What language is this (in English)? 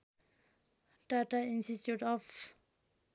Nepali